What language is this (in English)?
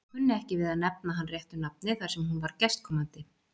Icelandic